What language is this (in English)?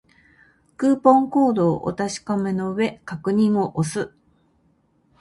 Japanese